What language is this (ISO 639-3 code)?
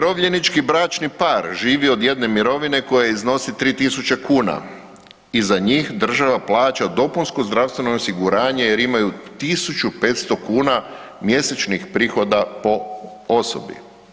hrv